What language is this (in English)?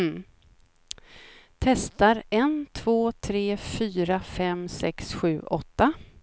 Swedish